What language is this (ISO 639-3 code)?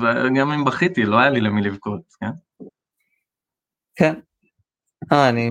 heb